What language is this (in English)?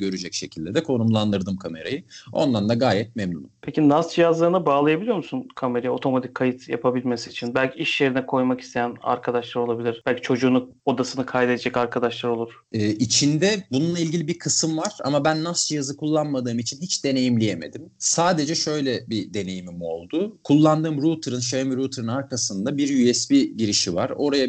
Turkish